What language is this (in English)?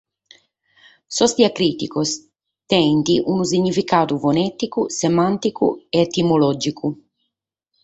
Sardinian